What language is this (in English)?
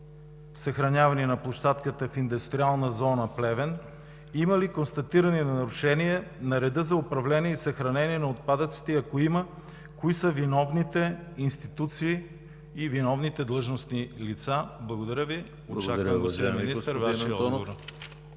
Bulgarian